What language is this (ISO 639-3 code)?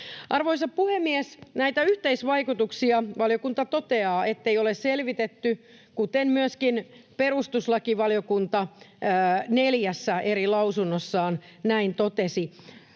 fin